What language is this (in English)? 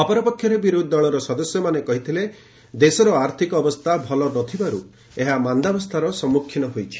Odia